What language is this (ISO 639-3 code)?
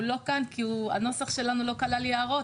heb